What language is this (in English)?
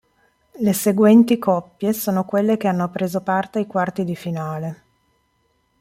Italian